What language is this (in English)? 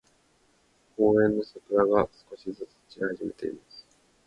Japanese